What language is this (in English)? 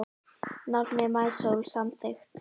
Icelandic